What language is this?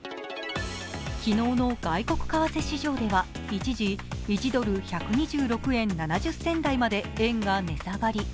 Japanese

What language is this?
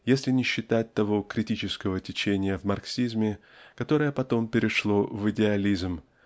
Russian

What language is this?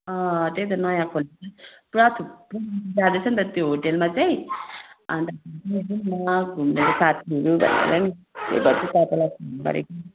Nepali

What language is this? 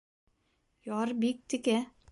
Bashkir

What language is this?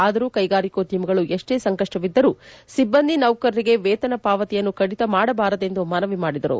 Kannada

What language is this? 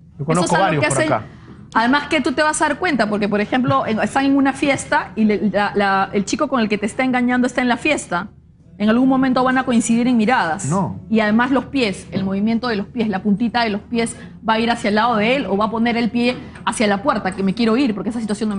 Spanish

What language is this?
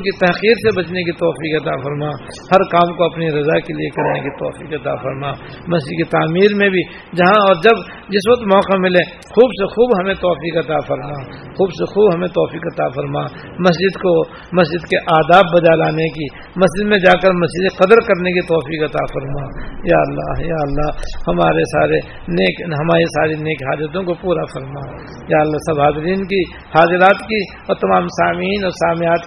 Urdu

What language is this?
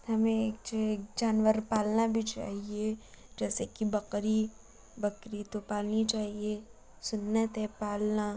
Urdu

